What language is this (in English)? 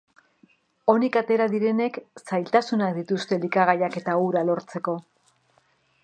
Basque